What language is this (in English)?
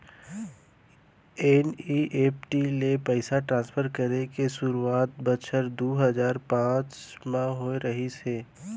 Chhattisgarhi